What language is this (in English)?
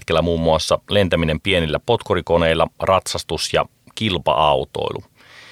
Finnish